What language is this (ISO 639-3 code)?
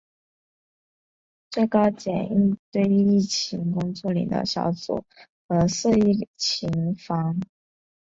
zho